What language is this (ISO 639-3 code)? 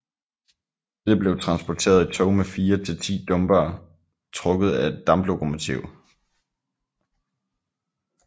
dan